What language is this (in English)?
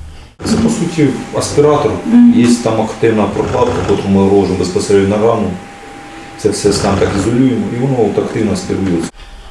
Ukrainian